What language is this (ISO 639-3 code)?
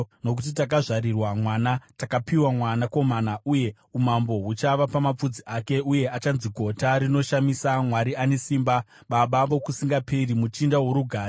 sna